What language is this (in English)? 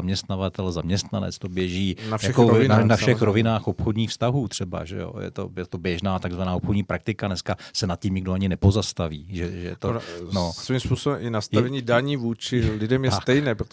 Czech